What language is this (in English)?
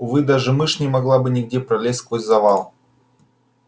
Russian